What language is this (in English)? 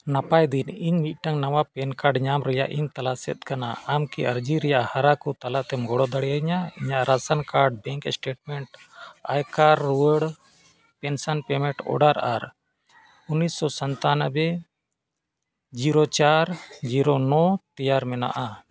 Santali